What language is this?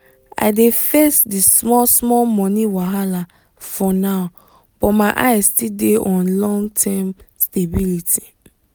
Nigerian Pidgin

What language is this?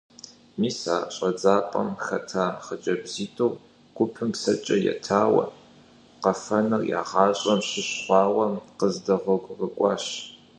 Kabardian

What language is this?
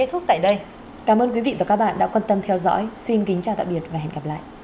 Vietnamese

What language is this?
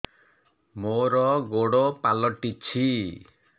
Odia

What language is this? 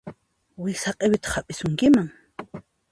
Puno Quechua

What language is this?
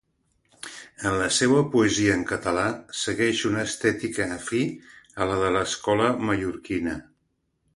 Catalan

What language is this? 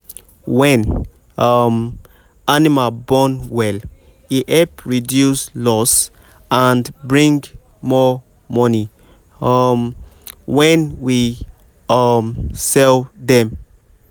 Nigerian Pidgin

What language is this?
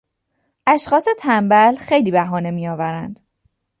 Persian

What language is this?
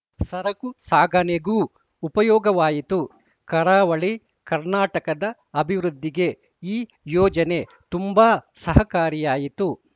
Kannada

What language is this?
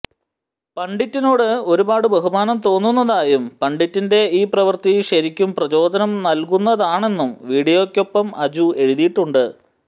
Malayalam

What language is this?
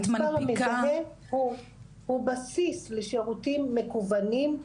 Hebrew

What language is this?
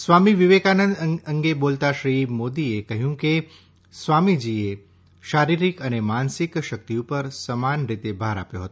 Gujarati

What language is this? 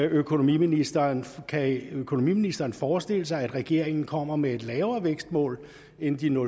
Danish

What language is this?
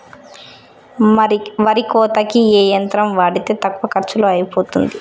Telugu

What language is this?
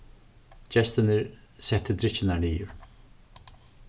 Faroese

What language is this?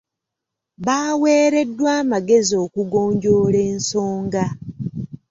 Ganda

